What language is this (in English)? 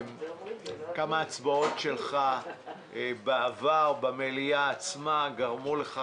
Hebrew